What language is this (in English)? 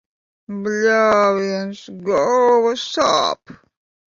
Latvian